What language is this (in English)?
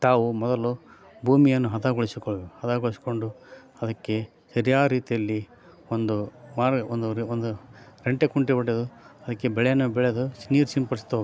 Kannada